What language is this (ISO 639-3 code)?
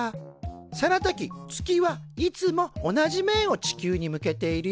jpn